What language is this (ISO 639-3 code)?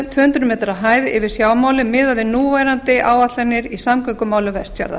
isl